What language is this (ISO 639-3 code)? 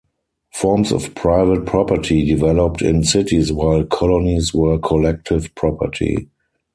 eng